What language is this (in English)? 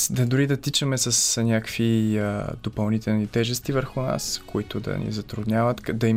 Bulgarian